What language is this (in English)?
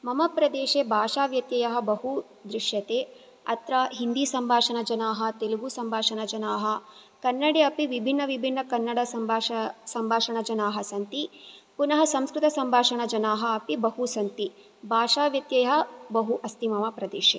Sanskrit